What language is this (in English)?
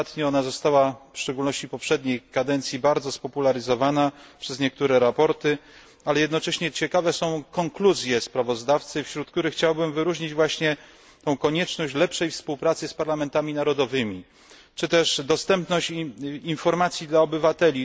Polish